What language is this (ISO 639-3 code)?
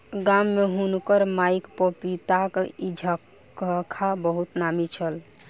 mai